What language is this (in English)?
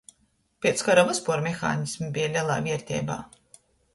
Latgalian